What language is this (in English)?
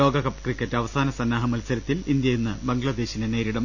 Malayalam